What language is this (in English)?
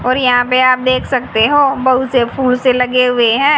Hindi